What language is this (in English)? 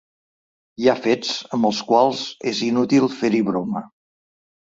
Catalan